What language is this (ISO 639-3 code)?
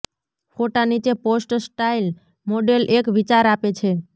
guj